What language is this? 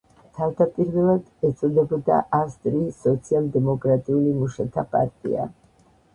Georgian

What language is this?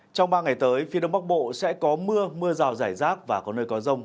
Vietnamese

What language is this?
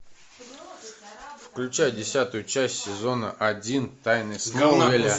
Russian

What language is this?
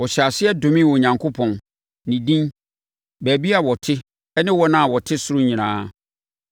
Akan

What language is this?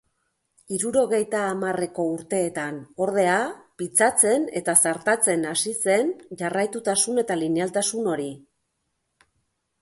Basque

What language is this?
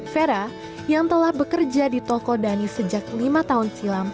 Indonesian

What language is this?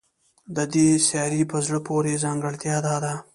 Pashto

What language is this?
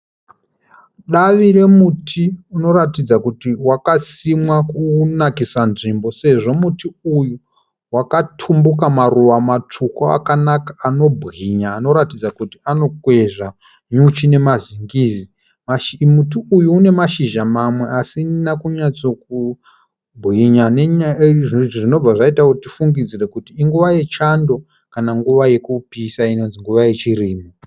Shona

